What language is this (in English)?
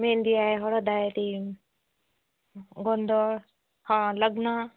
Marathi